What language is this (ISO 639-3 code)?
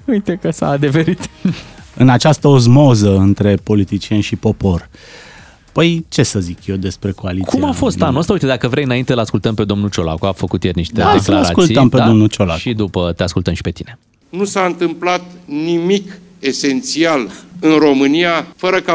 ron